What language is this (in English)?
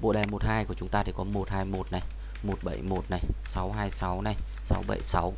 Vietnamese